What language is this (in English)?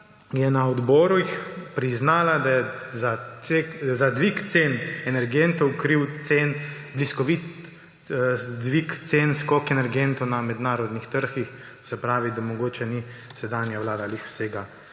Slovenian